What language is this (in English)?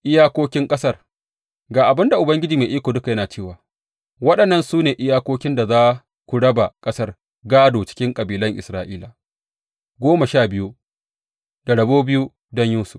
Hausa